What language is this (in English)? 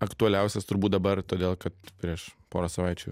Lithuanian